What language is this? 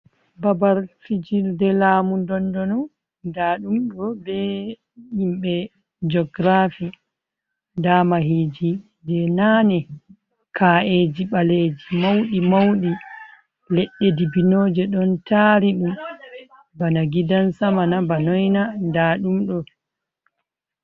Fula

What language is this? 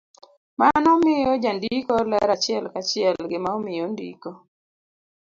Luo (Kenya and Tanzania)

